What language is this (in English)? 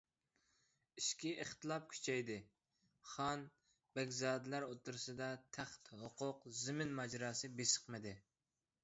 Uyghur